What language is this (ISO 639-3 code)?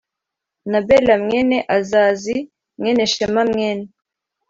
kin